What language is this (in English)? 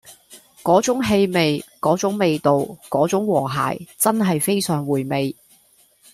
Cantonese